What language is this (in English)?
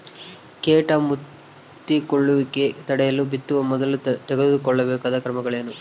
Kannada